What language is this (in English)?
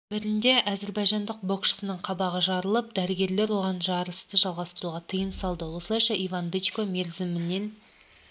Kazakh